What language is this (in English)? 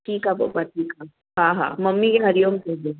Sindhi